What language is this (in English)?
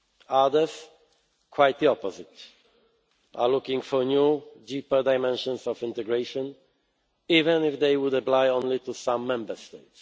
English